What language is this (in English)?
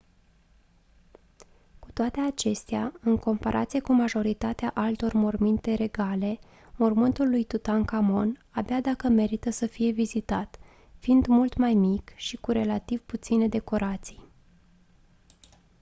Romanian